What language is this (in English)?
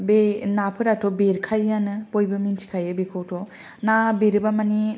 Bodo